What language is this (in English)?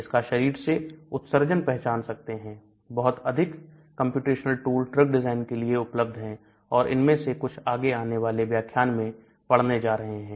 Hindi